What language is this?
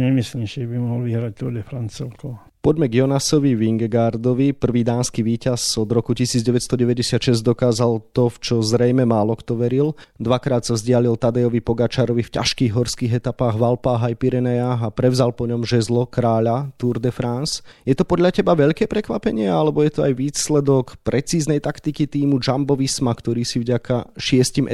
Slovak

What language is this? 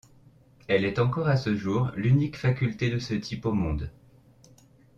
French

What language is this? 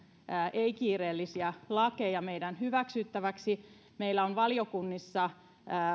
Finnish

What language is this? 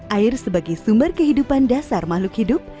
Indonesian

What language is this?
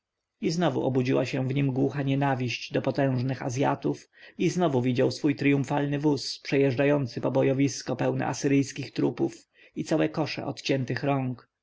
Polish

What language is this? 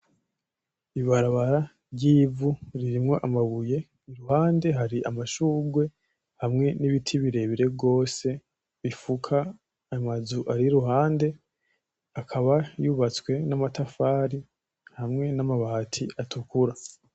Rundi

